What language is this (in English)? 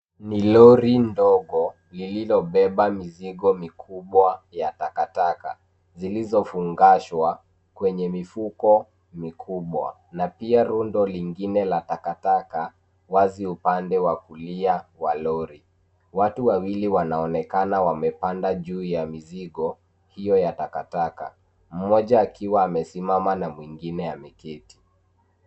Swahili